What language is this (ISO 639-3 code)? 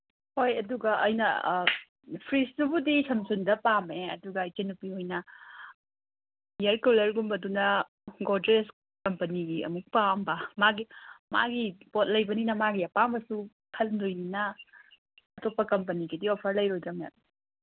mni